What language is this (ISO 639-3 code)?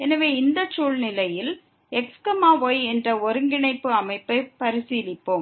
tam